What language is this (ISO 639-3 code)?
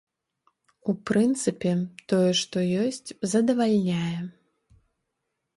bel